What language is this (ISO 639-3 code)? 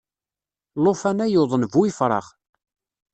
kab